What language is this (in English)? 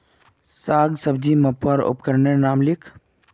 Magahi